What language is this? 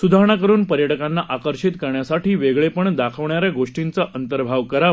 Marathi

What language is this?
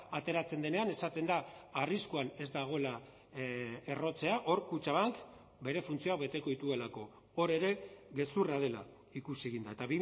Basque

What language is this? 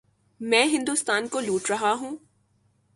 Urdu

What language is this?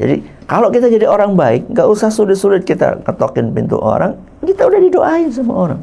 Indonesian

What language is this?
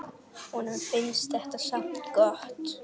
Icelandic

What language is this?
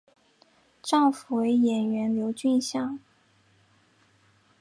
Chinese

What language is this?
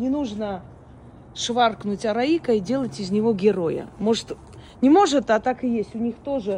Russian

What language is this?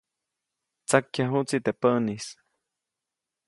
Copainalá Zoque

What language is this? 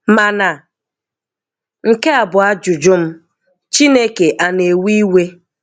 Igbo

